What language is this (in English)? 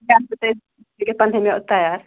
Kashmiri